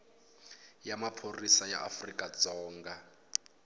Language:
Tsonga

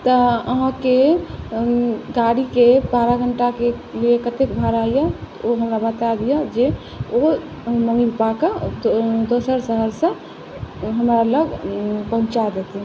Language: Maithili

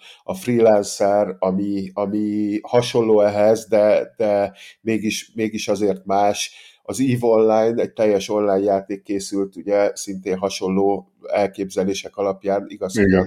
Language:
Hungarian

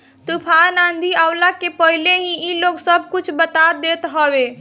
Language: Bhojpuri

